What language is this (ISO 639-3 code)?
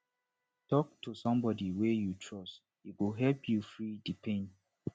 pcm